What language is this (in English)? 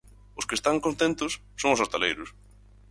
Galician